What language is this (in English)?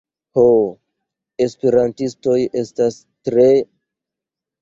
Esperanto